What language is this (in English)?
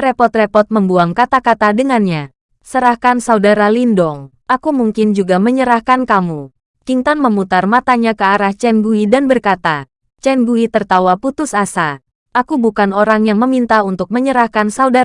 Indonesian